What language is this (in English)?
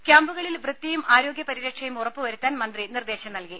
Malayalam